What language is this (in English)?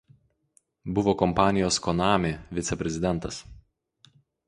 Lithuanian